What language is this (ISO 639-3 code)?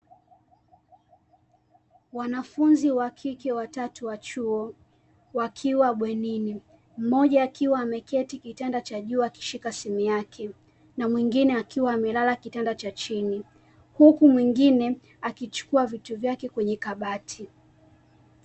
swa